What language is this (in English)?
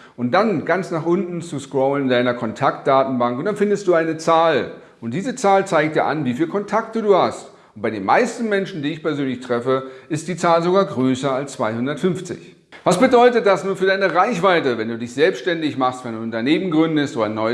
German